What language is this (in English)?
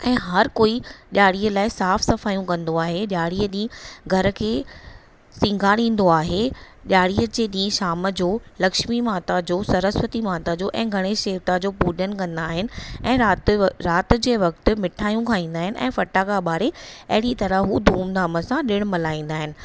Sindhi